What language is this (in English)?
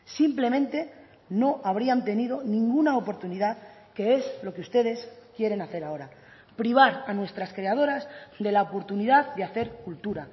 Spanish